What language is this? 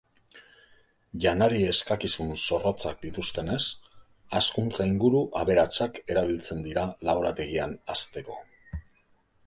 Basque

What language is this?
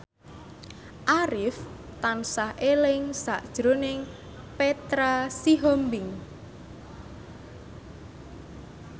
Javanese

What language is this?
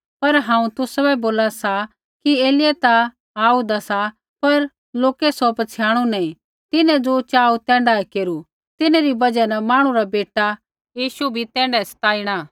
Kullu Pahari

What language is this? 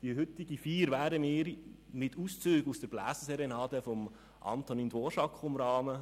Swiss German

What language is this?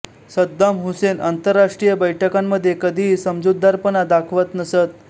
Marathi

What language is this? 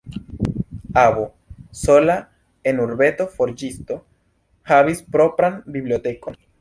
Esperanto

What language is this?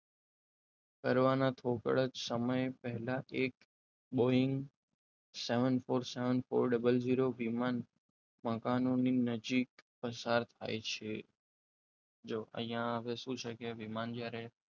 Gujarati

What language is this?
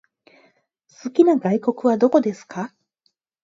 Japanese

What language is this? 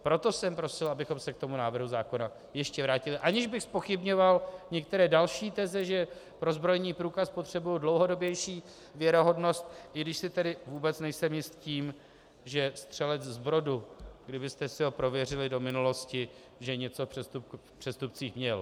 Czech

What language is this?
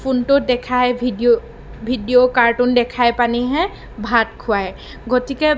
Assamese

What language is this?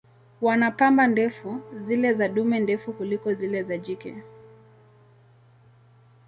Swahili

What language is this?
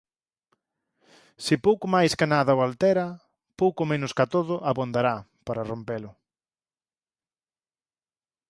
Galician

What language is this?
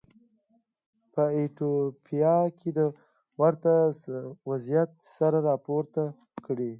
Pashto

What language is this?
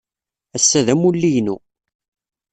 Kabyle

